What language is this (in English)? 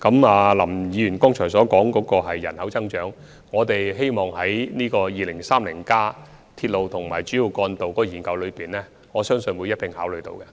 Cantonese